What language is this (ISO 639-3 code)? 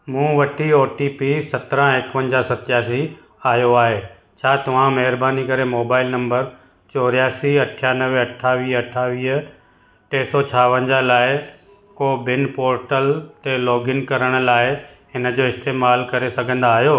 snd